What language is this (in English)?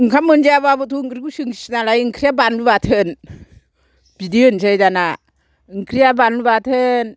Bodo